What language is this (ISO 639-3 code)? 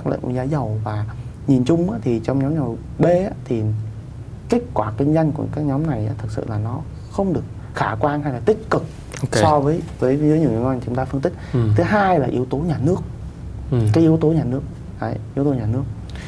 vie